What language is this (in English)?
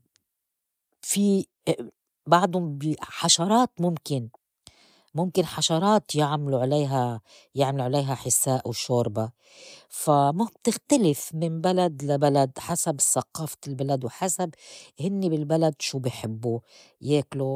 North Levantine Arabic